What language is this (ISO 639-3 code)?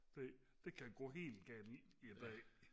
dan